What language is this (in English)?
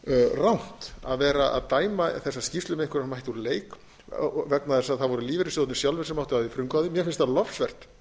Icelandic